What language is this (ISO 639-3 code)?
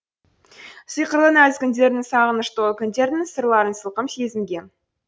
kaz